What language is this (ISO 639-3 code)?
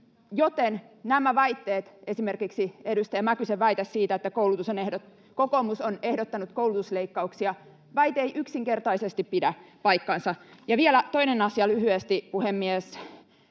fin